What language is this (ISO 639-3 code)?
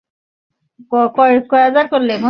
ben